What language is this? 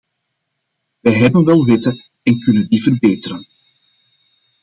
Dutch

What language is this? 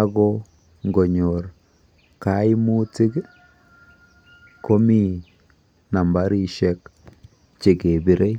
Kalenjin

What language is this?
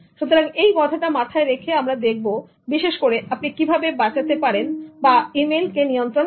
Bangla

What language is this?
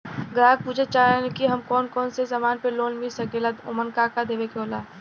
Bhojpuri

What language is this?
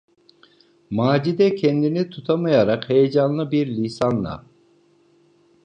Turkish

